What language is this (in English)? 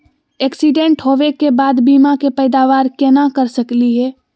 Magahi